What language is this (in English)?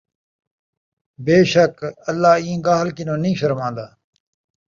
Saraiki